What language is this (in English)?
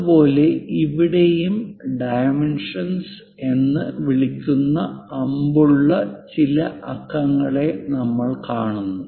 Malayalam